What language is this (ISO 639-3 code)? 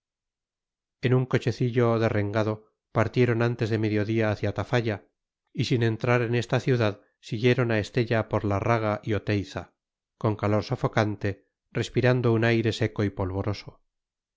spa